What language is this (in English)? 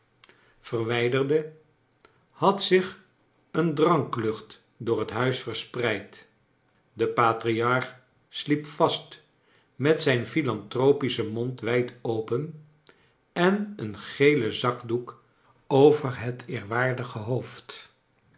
Dutch